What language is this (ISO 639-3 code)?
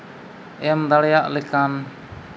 sat